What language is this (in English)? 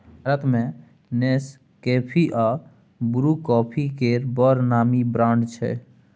Maithili